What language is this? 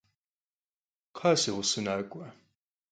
Kabardian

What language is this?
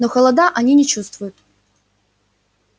Russian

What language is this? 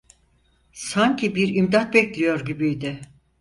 Turkish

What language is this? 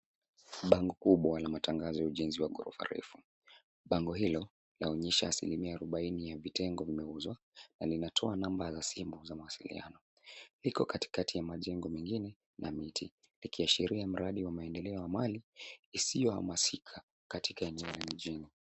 Swahili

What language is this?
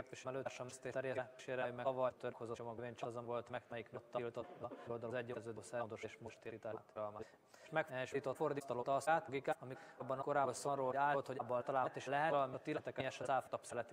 Hungarian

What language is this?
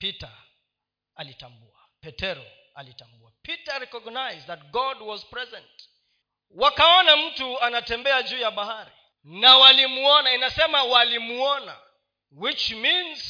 Swahili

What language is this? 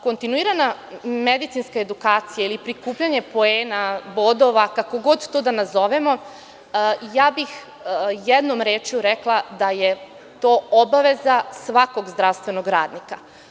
Serbian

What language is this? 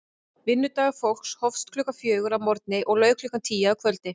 Icelandic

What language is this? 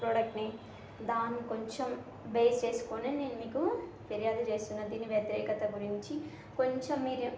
Telugu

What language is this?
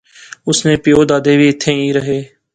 Pahari-Potwari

